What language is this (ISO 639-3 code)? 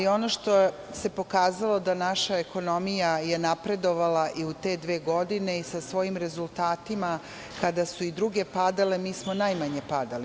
srp